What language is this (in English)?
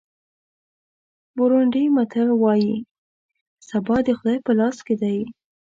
Pashto